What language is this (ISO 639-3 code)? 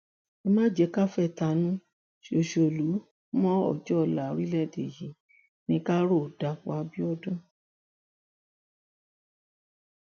yor